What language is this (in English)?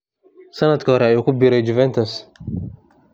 Somali